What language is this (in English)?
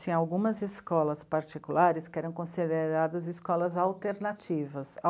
Portuguese